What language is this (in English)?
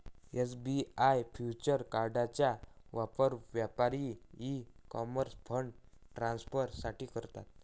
Marathi